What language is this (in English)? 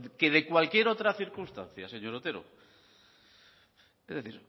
Spanish